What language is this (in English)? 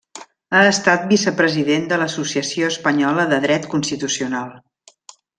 Catalan